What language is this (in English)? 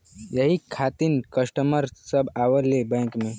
Bhojpuri